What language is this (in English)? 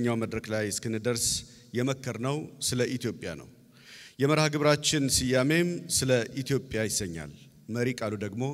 Arabic